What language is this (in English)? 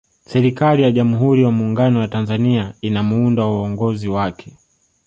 Swahili